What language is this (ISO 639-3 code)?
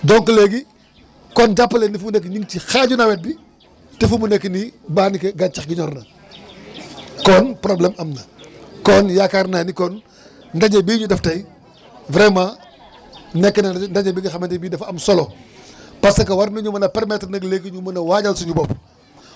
wol